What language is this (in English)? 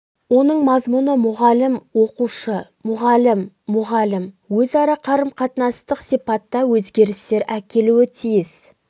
Kazakh